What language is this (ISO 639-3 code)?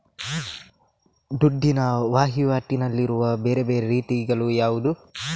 kan